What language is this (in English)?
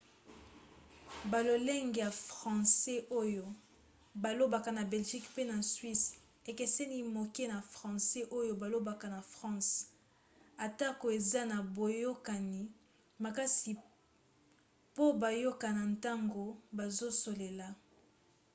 Lingala